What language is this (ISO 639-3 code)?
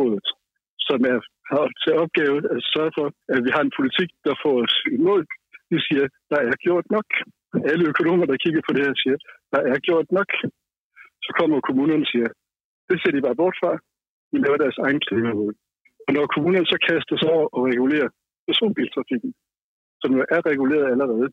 dan